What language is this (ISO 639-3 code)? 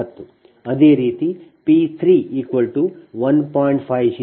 kan